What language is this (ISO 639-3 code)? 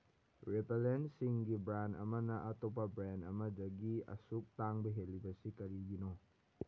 mni